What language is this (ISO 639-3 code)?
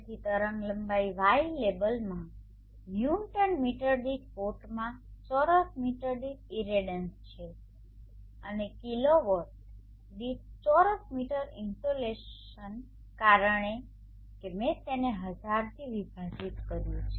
guj